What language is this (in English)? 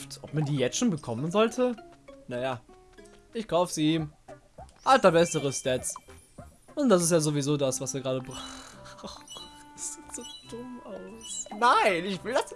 German